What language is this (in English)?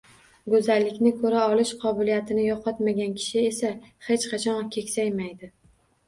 Uzbek